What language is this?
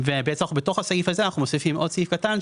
Hebrew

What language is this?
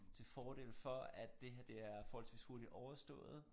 Danish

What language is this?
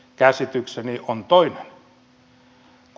Finnish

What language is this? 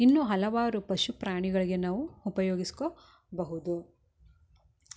Kannada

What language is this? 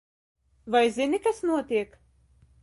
Latvian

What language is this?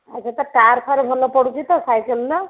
Odia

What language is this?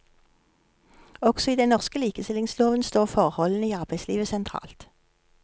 Norwegian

